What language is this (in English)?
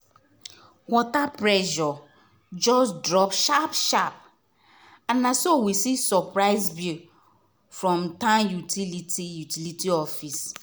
Nigerian Pidgin